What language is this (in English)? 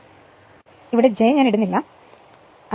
Malayalam